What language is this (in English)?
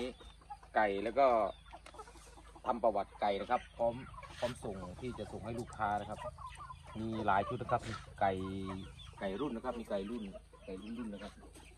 Thai